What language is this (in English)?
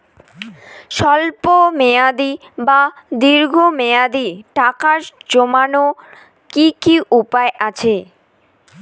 Bangla